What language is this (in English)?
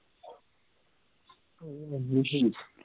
Punjabi